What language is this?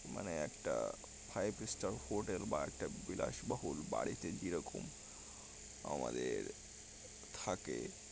Bangla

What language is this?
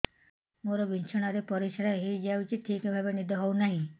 Odia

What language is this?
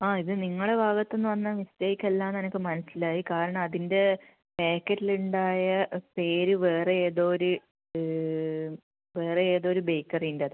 Malayalam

